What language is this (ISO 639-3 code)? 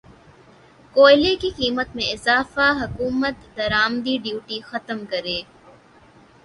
urd